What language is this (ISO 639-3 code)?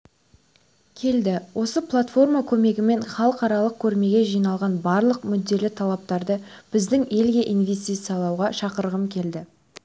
kaz